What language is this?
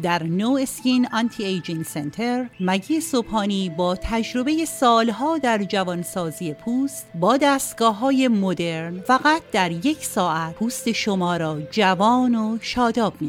Persian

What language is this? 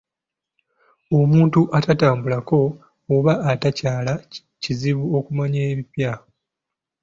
Ganda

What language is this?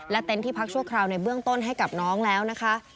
Thai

